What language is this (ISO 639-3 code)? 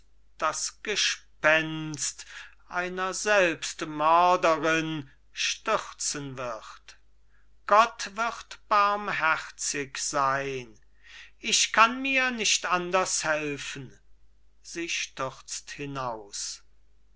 deu